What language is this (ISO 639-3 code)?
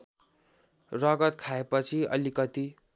nep